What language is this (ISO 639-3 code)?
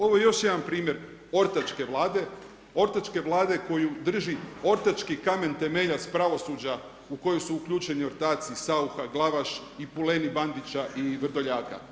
hrv